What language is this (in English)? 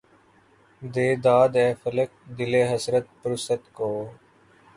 Urdu